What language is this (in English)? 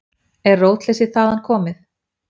Icelandic